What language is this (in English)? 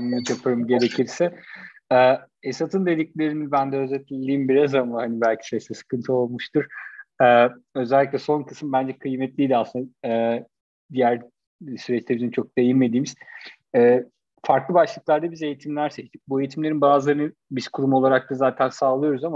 Turkish